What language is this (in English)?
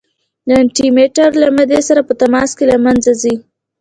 Pashto